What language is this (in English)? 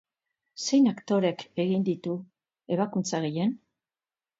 Basque